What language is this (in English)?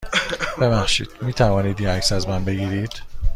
Persian